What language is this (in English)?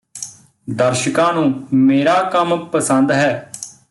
Punjabi